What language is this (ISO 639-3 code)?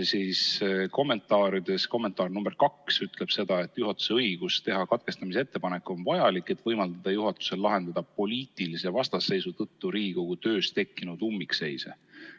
est